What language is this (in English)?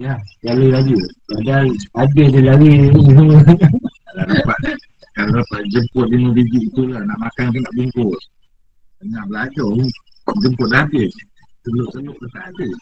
Malay